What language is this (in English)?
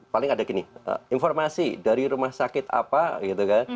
Indonesian